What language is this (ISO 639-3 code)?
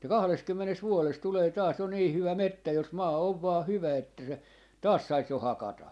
fin